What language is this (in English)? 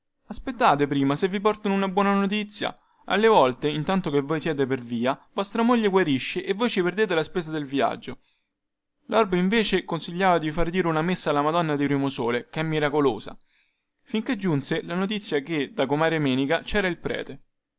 Italian